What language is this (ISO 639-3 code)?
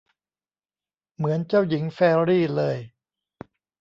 tha